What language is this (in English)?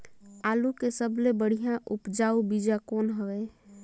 Chhattisgarhi